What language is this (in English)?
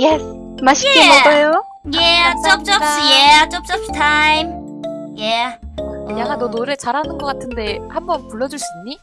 Korean